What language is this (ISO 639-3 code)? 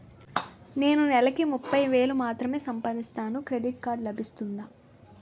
tel